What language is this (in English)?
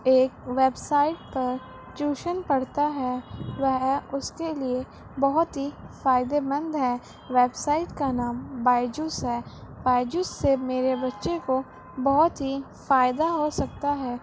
Urdu